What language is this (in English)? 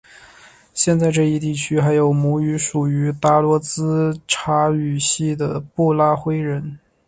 Chinese